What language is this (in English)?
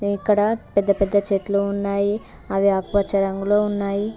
Telugu